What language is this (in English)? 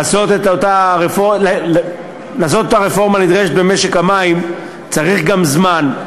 Hebrew